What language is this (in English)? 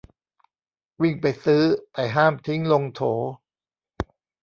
Thai